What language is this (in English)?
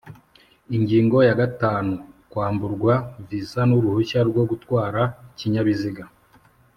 Kinyarwanda